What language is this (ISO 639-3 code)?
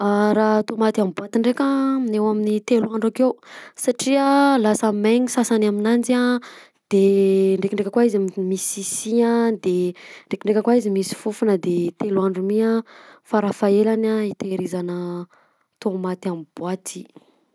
bzc